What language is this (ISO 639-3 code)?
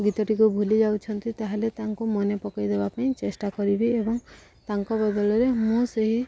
ori